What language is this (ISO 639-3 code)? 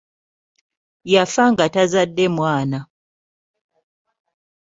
lug